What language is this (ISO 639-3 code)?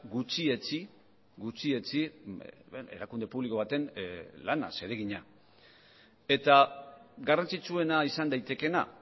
eus